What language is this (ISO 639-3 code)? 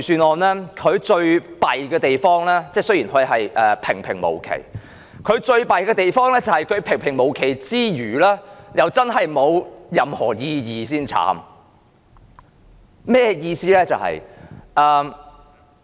yue